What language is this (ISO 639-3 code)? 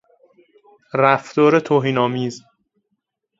fas